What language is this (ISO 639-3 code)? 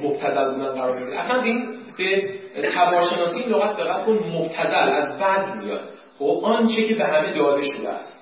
fas